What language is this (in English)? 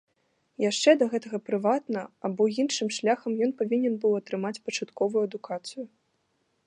Belarusian